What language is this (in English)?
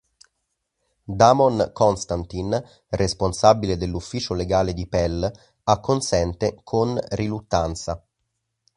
Italian